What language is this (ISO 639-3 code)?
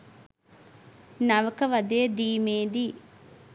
sin